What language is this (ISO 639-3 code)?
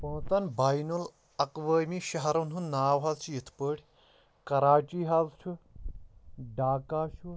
kas